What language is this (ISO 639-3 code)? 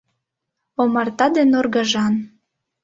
chm